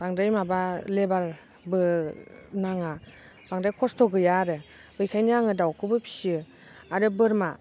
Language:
Bodo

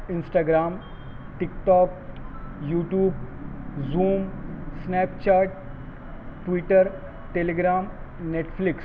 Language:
Urdu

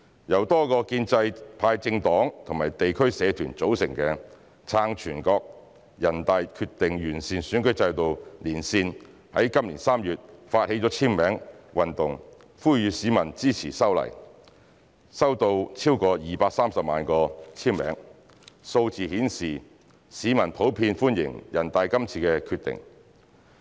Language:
Cantonese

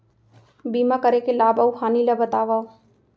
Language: Chhattisgarhi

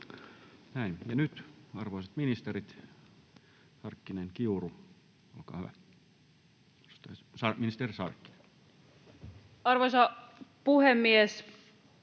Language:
Finnish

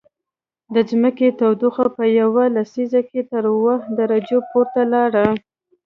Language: Pashto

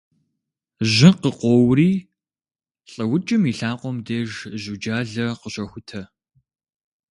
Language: Kabardian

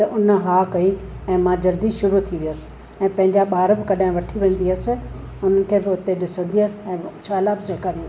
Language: Sindhi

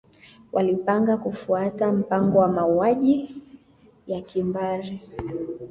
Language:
Swahili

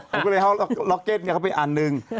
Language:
Thai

